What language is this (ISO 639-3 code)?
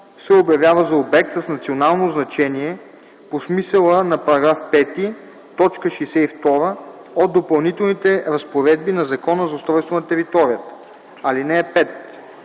bul